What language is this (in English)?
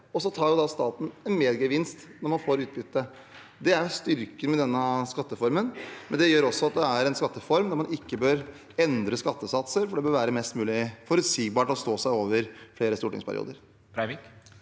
Norwegian